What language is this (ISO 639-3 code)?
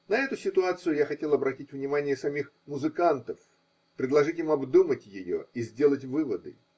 rus